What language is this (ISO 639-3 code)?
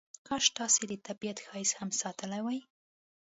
pus